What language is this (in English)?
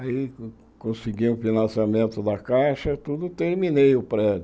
Portuguese